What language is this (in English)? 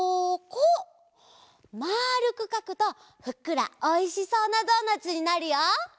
Japanese